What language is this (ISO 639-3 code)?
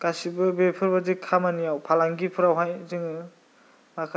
brx